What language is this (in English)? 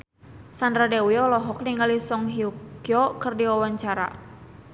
Sundanese